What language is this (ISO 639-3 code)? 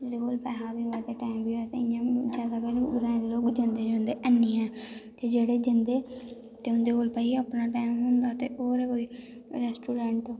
doi